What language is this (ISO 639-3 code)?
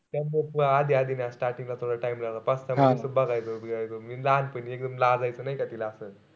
mar